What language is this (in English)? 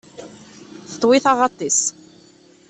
Kabyle